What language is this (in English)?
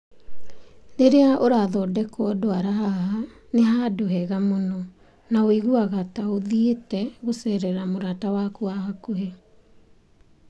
Kikuyu